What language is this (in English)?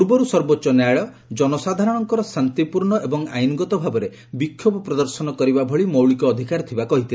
Odia